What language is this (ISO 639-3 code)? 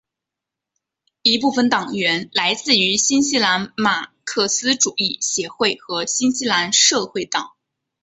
zho